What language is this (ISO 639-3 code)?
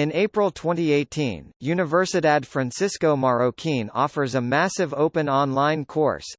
eng